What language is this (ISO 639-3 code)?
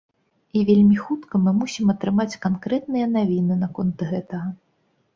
bel